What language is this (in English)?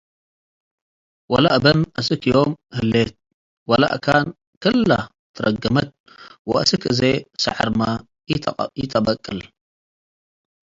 Tigre